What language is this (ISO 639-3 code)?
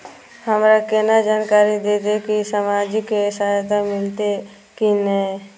mai